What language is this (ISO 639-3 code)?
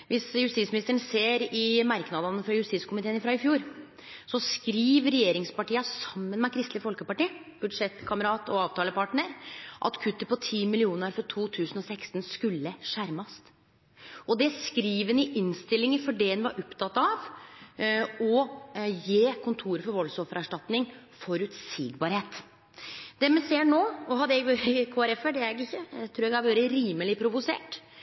nno